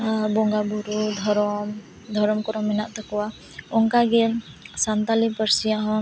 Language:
Santali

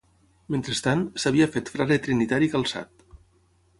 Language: Catalan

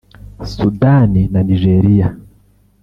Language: Kinyarwanda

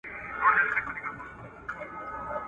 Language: Pashto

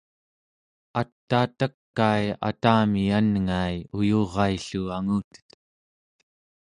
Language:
Central Yupik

